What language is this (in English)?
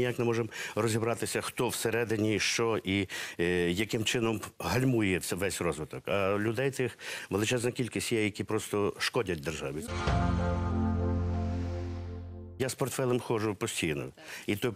Ukrainian